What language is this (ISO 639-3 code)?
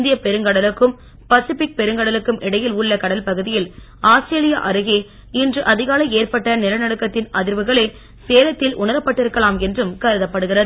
tam